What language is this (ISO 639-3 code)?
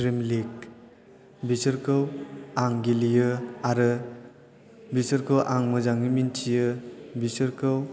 brx